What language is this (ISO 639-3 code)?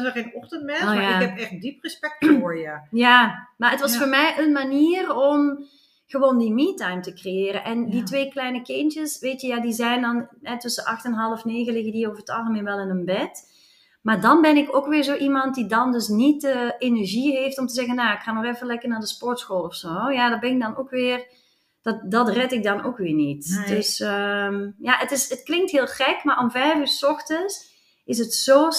nld